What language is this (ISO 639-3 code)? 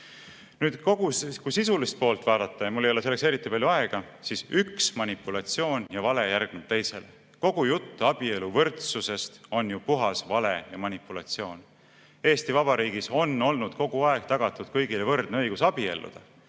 est